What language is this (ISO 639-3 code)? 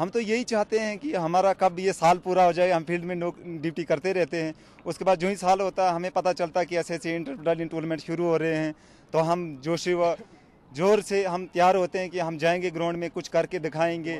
hin